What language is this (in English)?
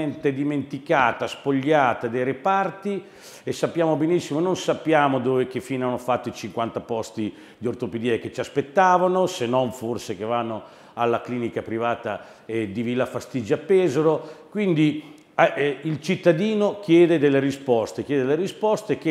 Italian